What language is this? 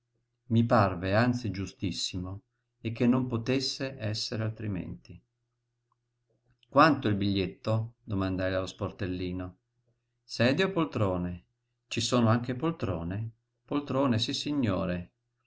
Italian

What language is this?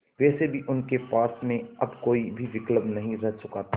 Hindi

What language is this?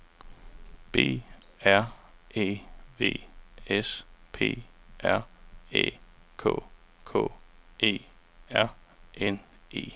Danish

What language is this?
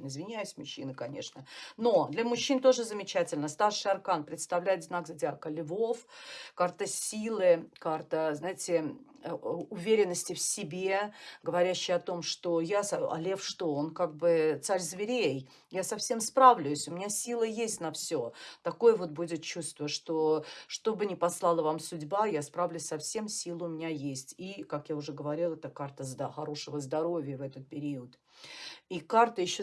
Russian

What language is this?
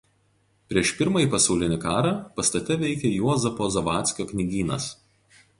Lithuanian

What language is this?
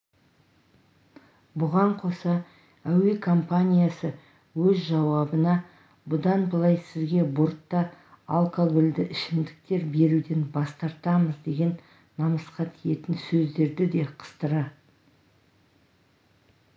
Kazakh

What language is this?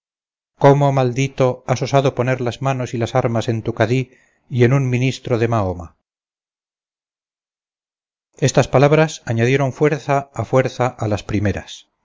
Spanish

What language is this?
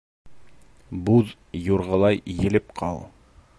Bashkir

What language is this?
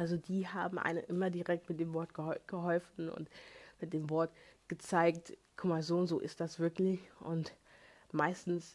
German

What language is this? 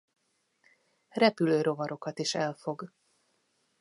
Hungarian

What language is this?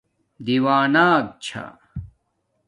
Domaaki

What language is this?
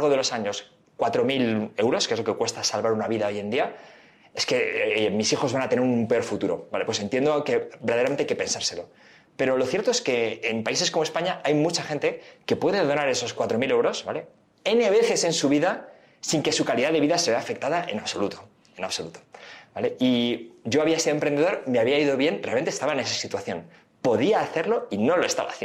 Spanish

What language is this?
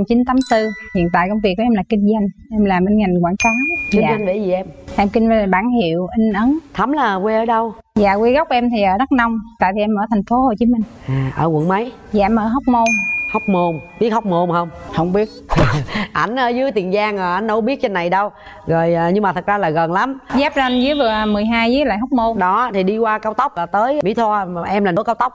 Vietnamese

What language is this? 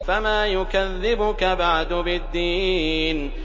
Arabic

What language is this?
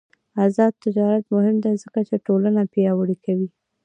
Pashto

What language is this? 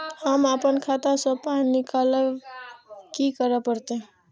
Maithili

